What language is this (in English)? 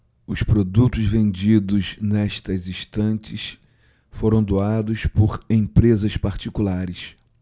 Portuguese